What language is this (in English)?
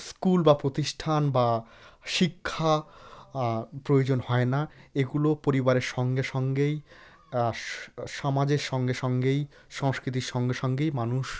Bangla